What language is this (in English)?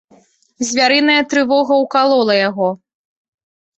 Belarusian